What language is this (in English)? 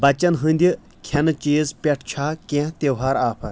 Kashmiri